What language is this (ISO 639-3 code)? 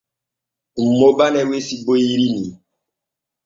fue